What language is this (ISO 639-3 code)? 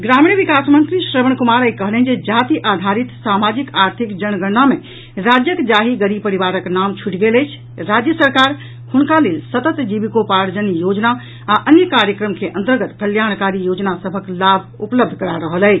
mai